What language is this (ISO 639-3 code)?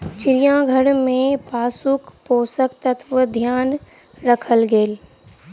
mai